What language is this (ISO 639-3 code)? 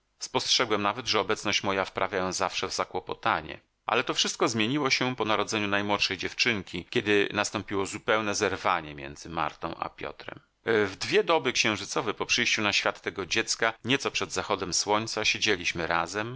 pol